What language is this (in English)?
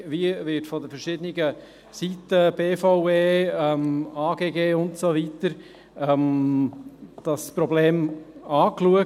Swiss German